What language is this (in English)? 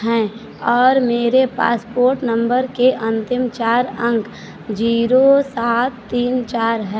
Hindi